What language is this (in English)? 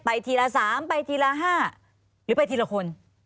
Thai